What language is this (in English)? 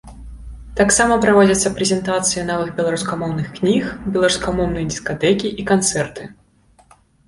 Belarusian